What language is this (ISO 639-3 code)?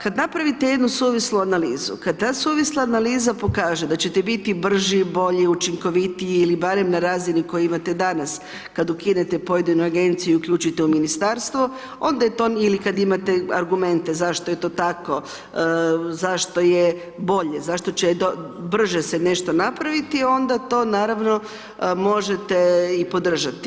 hrv